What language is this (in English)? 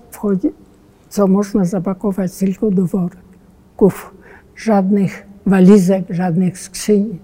Polish